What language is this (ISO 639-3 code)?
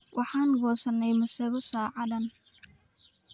som